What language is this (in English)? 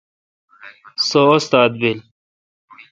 Kalkoti